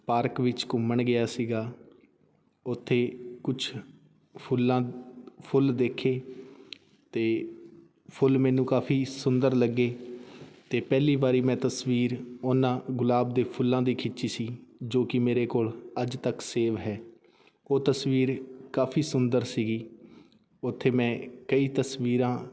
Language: Punjabi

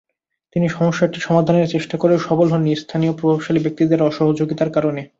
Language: Bangla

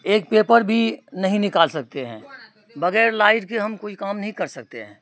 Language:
Urdu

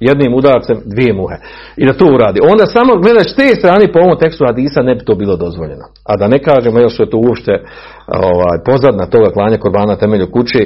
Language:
Croatian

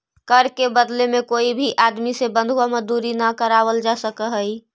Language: Magahi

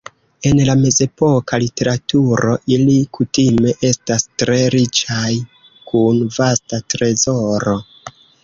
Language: Esperanto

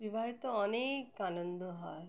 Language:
Bangla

